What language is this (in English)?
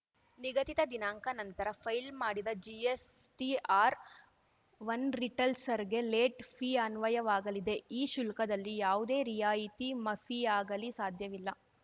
Kannada